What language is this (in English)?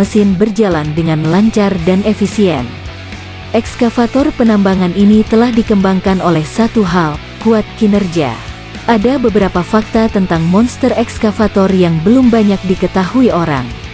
Indonesian